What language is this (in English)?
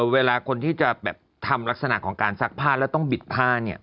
Thai